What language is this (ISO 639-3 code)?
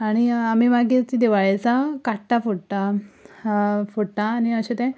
kok